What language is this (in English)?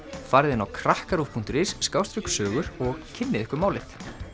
Icelandic